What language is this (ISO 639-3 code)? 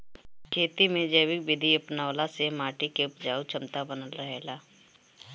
bho